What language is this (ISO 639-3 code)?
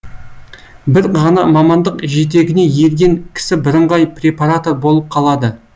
kaz